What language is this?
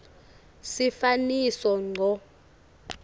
Swati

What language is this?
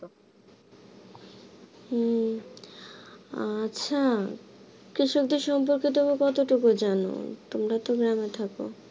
Bangla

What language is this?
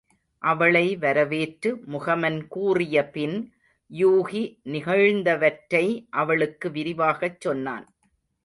Tamil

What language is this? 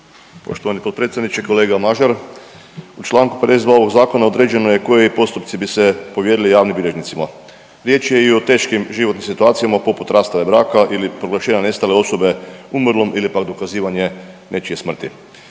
Croatian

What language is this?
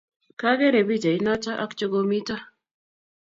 Kalenjin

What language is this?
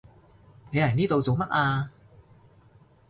Cantonese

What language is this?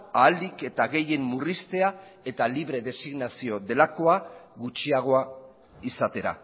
Basque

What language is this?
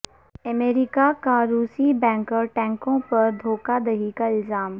Urdu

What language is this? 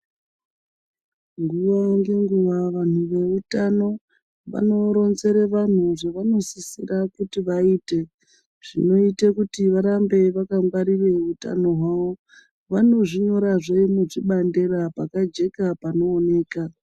Ndau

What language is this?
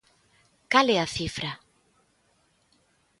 Galician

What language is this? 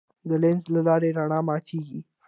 Pashto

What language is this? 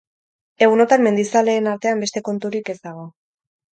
Basque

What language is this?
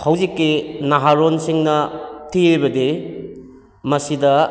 Manipuri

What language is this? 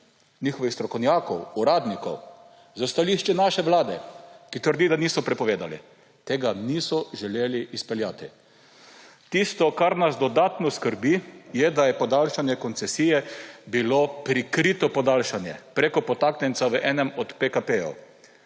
Slovenian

